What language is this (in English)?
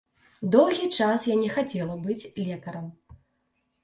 Belarusian